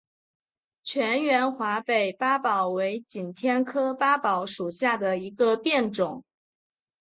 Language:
Chinese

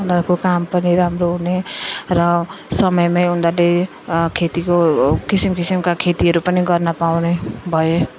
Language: Nepali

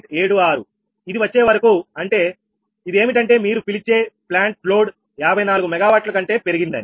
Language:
Telugu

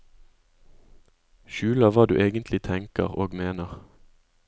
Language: Norwegian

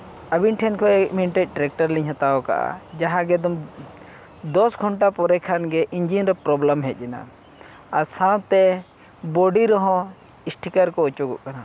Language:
Santali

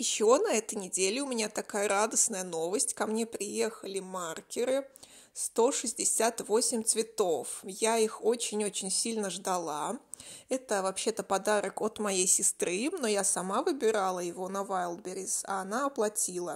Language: Russian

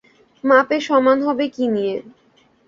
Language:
Bangla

